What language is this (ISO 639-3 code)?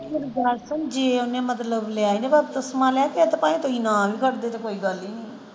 pan